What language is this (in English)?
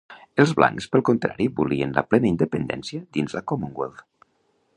Catalan